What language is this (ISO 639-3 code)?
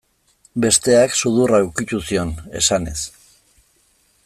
eus